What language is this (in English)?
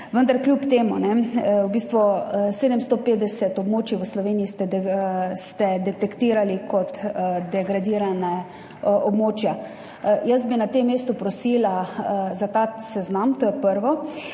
Slovenian